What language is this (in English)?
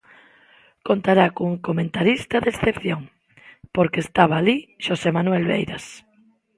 Galician